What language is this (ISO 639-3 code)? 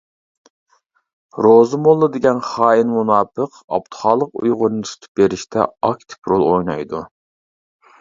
uig